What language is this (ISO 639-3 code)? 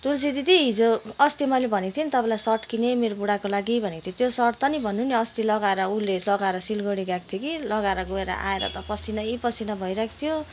nep